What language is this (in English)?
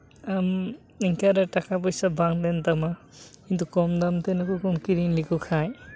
Santali